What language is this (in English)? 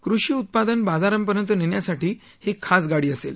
Marathi